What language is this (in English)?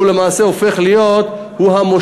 Hebrew